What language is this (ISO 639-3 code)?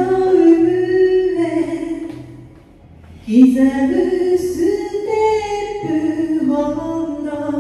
jpn